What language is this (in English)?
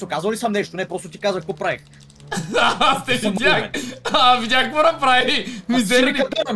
Bulgarian